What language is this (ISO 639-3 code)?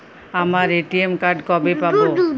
ben